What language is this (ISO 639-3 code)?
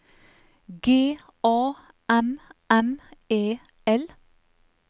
nor